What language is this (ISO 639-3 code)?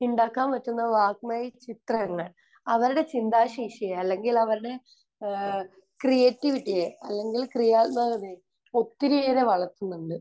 mal